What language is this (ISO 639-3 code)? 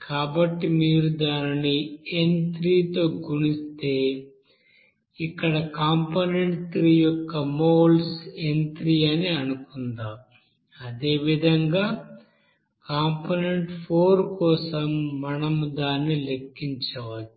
tel